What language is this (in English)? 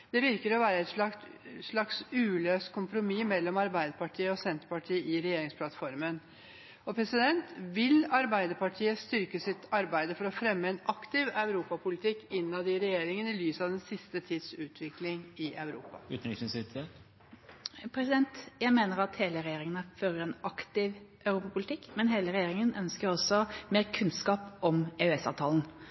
Norwegian Bokmål